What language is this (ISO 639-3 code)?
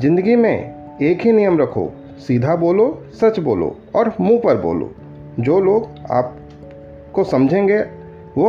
hin